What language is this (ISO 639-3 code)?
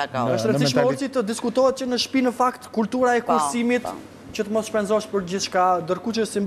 ron